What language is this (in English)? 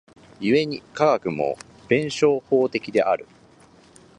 Japanese